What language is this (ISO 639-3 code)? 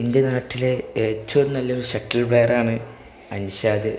mal